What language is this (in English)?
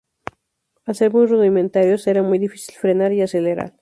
Spanish